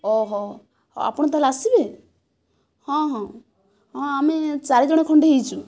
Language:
Odia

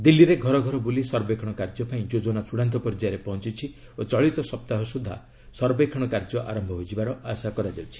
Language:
Odia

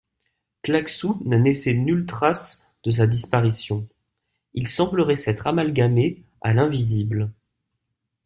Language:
French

